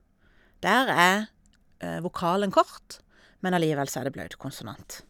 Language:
Norwegian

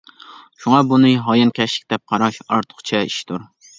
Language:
Uyghur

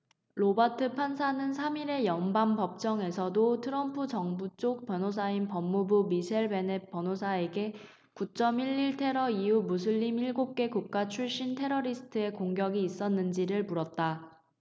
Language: Korean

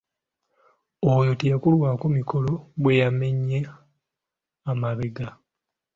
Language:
Ganda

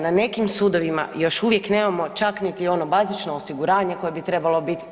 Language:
Croatian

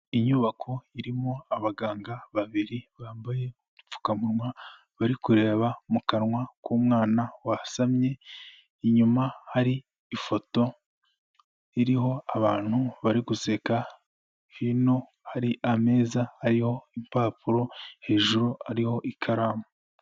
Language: Kinyarwanda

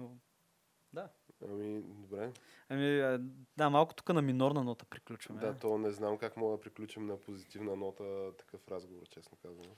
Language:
Bulgarian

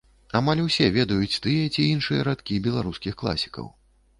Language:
Belarusian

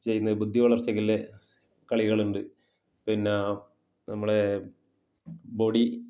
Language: Malayalam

